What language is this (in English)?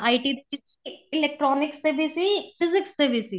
Punjabi